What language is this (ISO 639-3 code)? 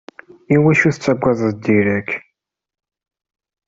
kab